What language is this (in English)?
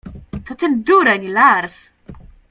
Polish